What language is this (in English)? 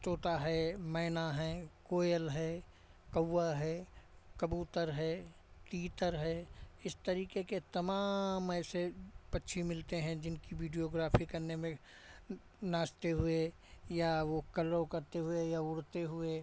Hindi